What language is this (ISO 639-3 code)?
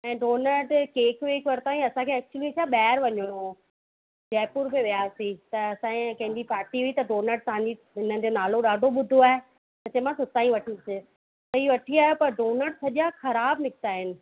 snd